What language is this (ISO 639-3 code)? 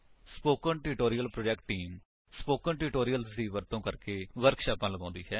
pan